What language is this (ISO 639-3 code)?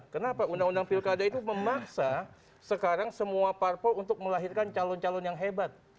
ind